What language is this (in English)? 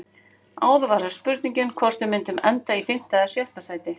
Icelandic